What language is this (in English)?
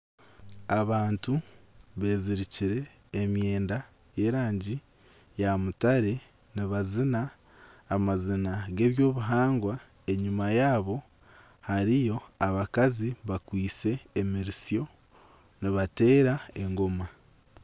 Nyankole